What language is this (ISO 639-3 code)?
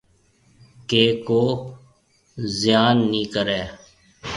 mve